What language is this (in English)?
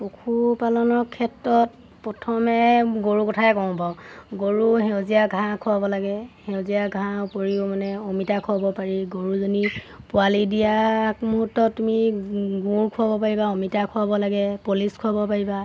Assamese